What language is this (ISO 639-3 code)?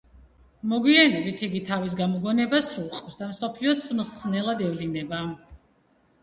kat